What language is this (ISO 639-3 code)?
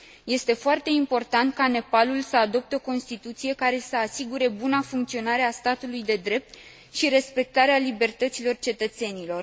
ron